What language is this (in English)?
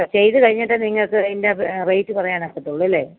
Malayalam